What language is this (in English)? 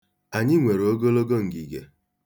Igbo